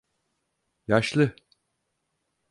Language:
Turkish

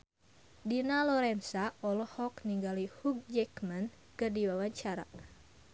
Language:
Sundanese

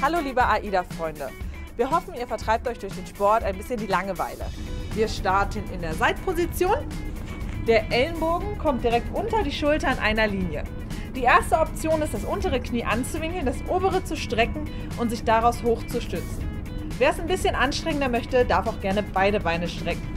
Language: German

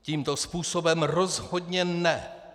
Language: Czech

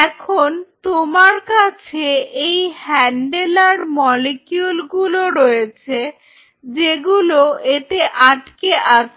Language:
Bangla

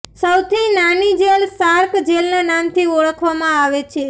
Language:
Gujarati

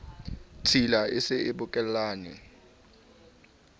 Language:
Southern Sotho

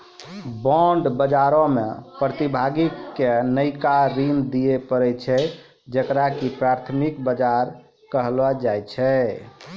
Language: Maithili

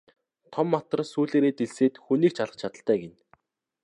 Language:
Mongolian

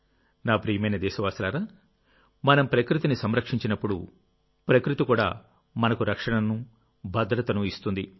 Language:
Telugu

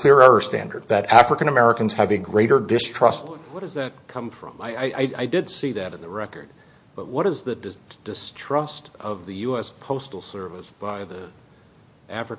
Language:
English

